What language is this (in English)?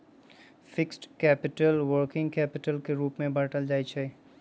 Magahi